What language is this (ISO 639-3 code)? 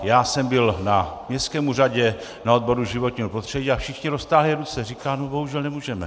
ces